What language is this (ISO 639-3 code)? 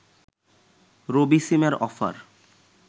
ben